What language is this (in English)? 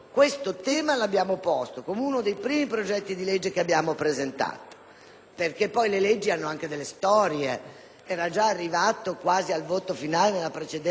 Italian